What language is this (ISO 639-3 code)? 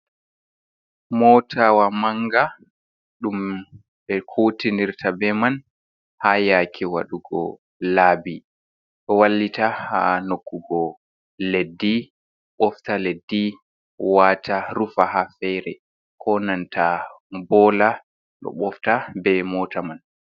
ful